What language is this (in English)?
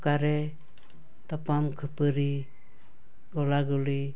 Santali